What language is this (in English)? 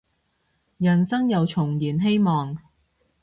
Cantonese